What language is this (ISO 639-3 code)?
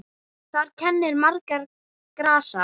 isl